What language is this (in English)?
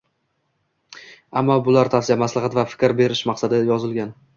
Uzbek